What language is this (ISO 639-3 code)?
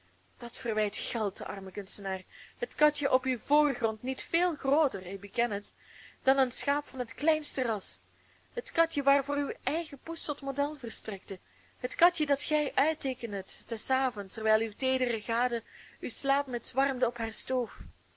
nld